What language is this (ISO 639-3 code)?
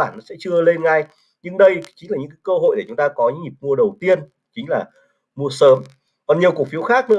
vie